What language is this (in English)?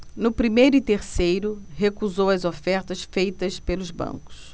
Portuguese